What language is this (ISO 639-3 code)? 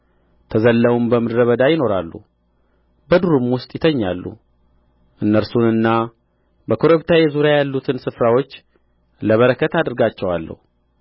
amh